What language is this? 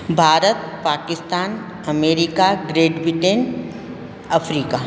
Sindhi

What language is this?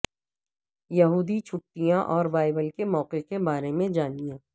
Urdu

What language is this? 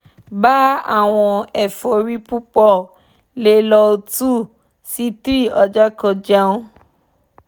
Yoruba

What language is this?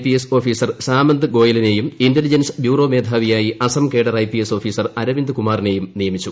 Malayalam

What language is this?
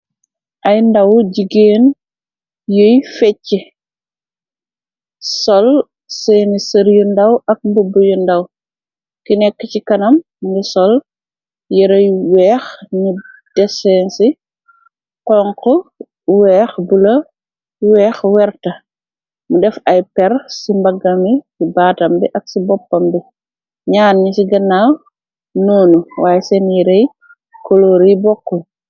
Wolof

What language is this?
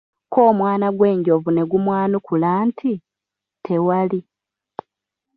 Ganda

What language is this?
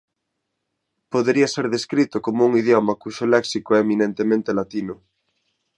Galician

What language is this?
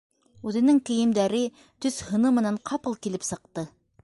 Bashkir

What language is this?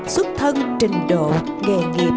Vietnamese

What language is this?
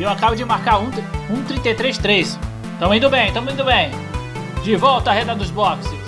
Portuguese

